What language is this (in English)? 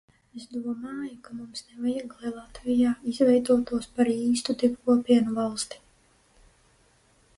Latvian